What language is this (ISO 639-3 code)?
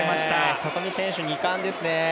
jpn